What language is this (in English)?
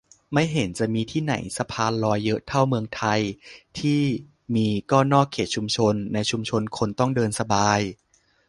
Thai